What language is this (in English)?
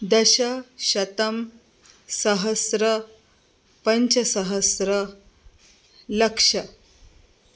Sanskrit